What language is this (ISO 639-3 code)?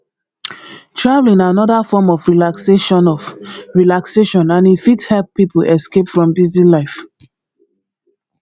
pcm